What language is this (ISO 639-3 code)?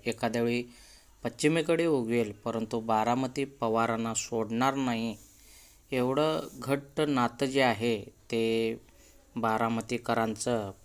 hin